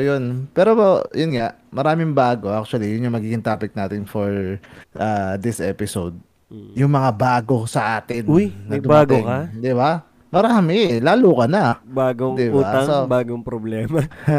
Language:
Filipino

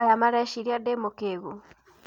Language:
Kikuyu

